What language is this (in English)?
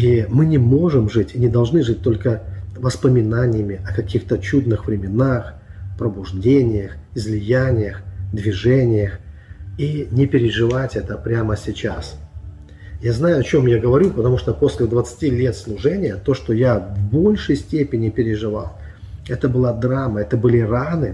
Russian